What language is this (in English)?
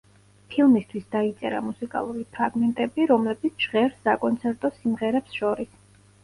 Georgian